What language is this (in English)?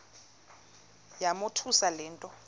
Xhosa